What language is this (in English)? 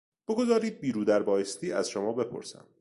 Persian